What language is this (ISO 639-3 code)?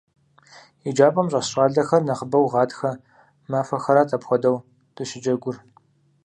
kbd